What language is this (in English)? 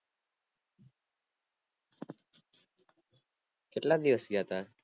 Gujarati